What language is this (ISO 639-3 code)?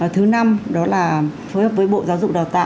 vie